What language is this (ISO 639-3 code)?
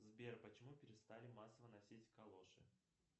rus